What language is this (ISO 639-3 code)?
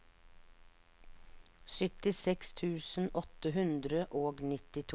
nor